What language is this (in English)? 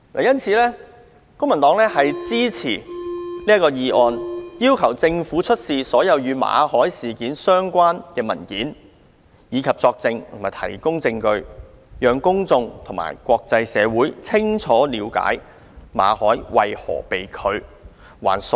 Cantonese